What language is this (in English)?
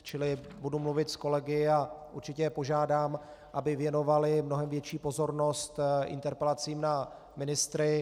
Czech